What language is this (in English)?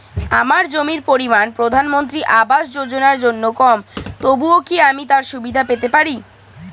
Bangla